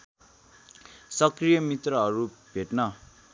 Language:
Nepali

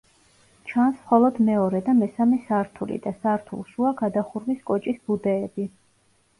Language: Georgian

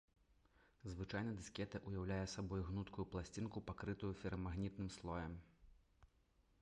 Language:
Belarusian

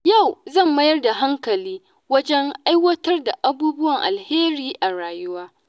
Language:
Hausa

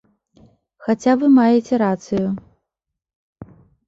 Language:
Belarusian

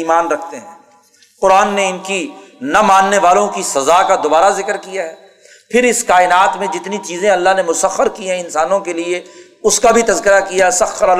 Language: Urdu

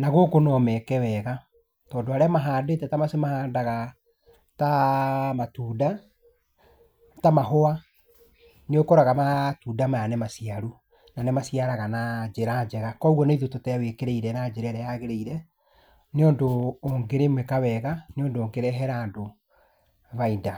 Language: Kikuyu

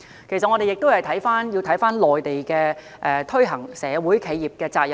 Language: Cantonese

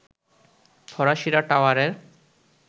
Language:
Bangla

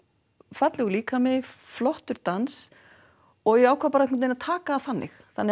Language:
Icelandic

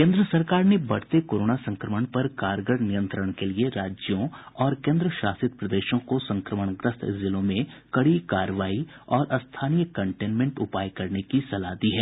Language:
Hindi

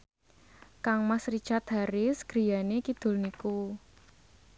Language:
Javanese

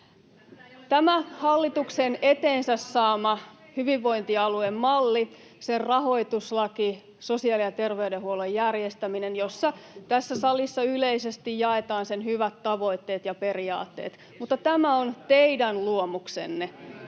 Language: Finnish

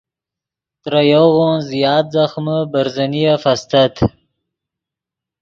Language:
Yidgha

